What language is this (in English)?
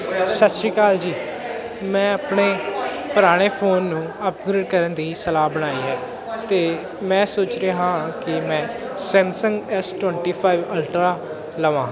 Punjabi